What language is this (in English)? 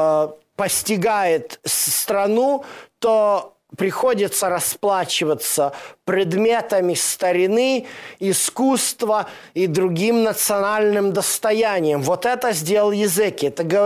Russian